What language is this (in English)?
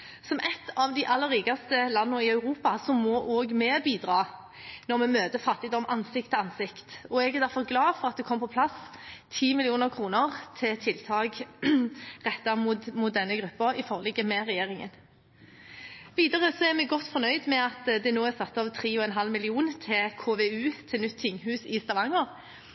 Norwegian Bokmål